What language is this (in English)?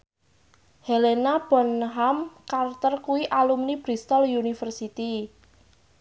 Javanese